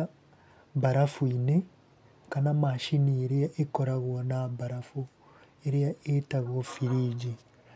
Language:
Kikuyu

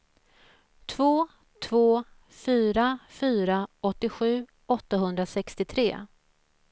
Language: Swedish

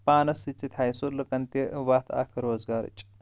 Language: Kashmiri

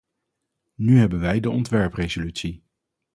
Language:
Dutch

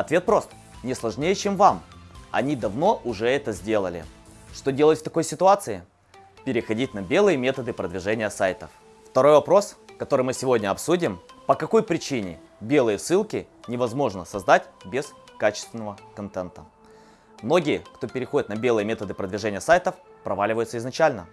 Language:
Russian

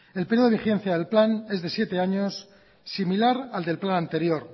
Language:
Spanish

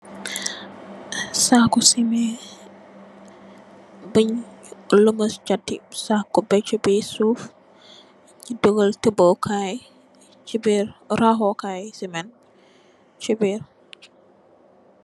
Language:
Wolof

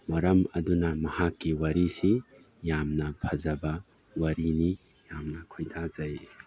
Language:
Manipuri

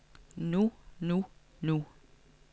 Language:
Danish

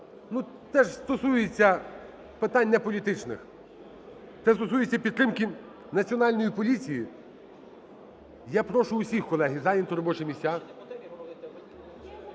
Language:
Ukrainian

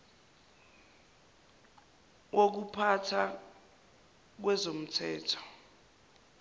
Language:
Zulu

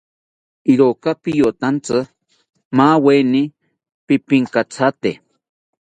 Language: South Ucayali Ashéninka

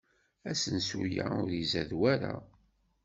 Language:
Kabyle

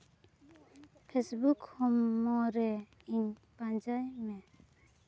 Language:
Santali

